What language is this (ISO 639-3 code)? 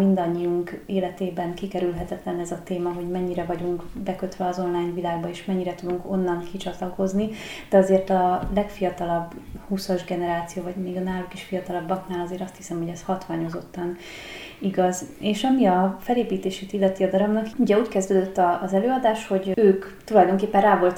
hun